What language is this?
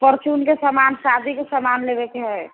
Maithili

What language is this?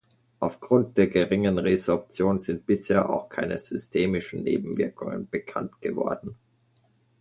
German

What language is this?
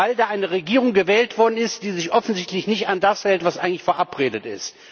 German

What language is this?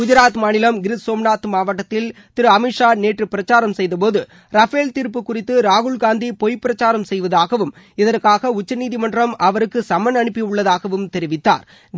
Tamil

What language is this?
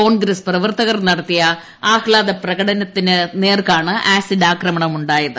Malayalam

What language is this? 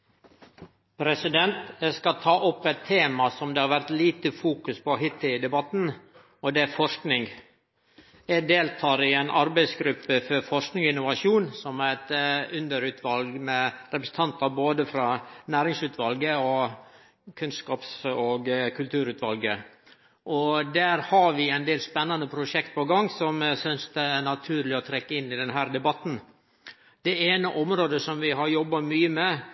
Norwegian Nynorsk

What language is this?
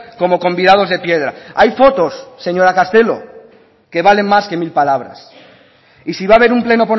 Spanish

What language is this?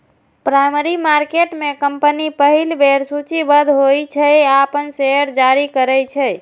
Maithili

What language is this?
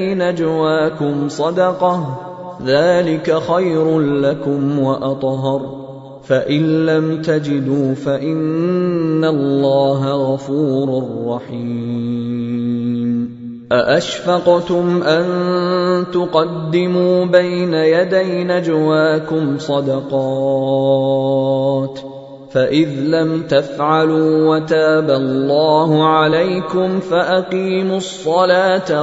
Arabic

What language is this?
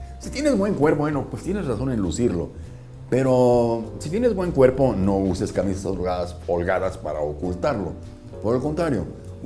Spanish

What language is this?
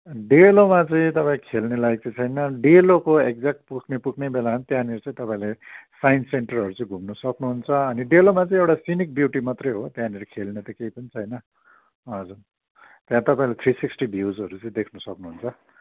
Nepali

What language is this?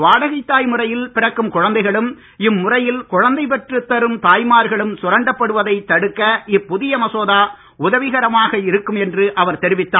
Tamil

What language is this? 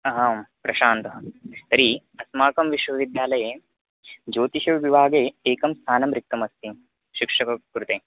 Sanskrit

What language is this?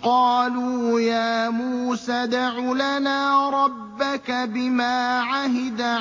Arabic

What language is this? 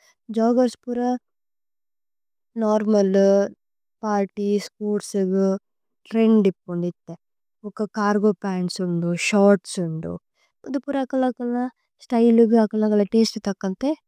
Tulu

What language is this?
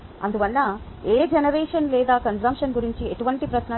Telugu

